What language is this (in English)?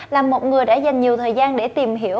Vietnamese